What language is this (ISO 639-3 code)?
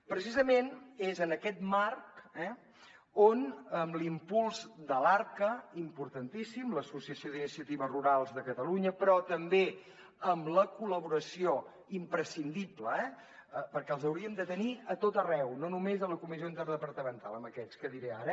cat